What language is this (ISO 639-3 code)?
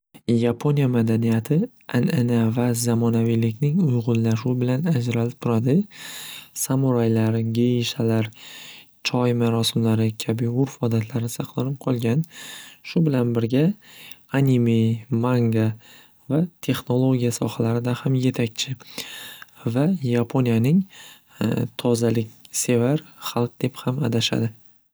uzb